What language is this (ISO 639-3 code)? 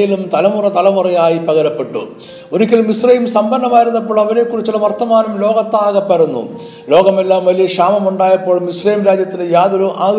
mal